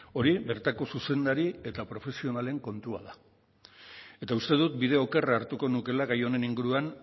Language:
Basque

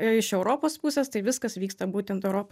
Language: Lithuanian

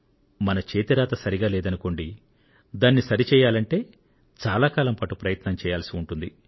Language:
Telugu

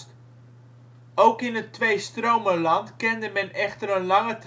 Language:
Dutch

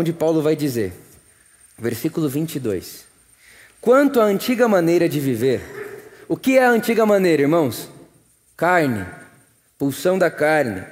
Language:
Portuguese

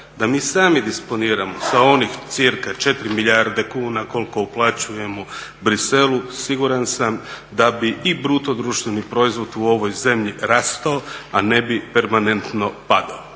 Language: Croatian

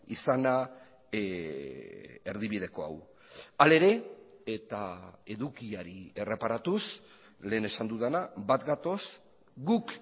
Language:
Basque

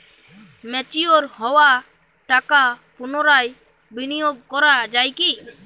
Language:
Bangla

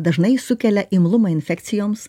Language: Lithuanian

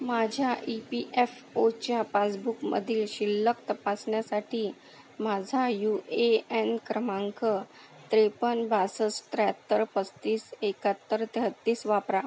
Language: Marathi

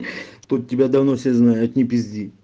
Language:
Russian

